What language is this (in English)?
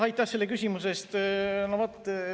Estonian